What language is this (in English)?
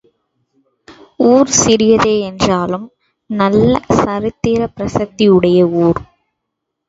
Tamil